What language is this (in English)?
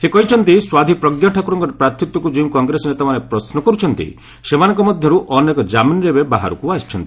Odia